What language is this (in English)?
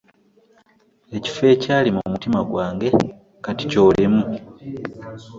Ganda